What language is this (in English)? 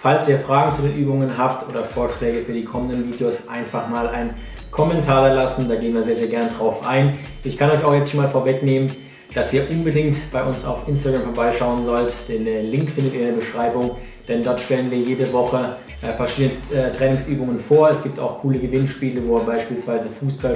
German